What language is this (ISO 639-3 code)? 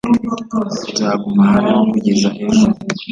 kin